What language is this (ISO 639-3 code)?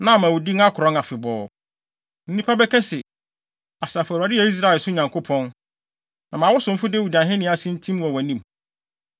aka